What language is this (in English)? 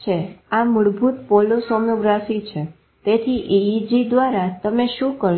Gujarati